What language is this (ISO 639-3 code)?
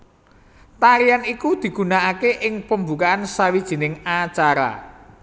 jav